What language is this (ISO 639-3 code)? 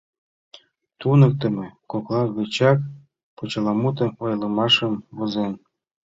chm